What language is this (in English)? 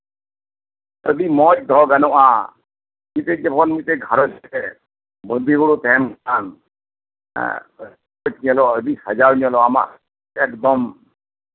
Santali